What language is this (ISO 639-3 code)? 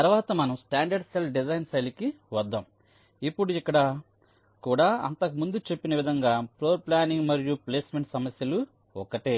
tel